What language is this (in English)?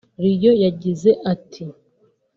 Kinyarwanda